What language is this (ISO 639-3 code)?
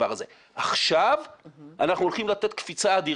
heb